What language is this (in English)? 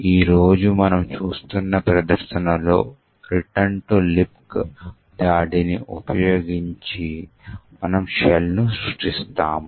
Telugu